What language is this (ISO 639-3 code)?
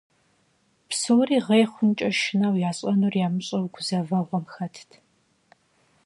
kbd